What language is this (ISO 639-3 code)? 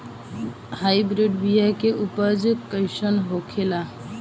bho